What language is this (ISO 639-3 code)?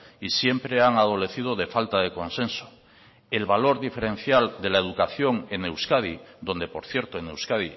spa